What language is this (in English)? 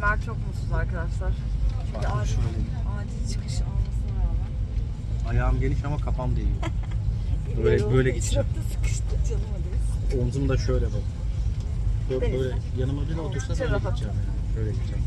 Turkish